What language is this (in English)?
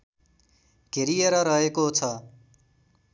Nepali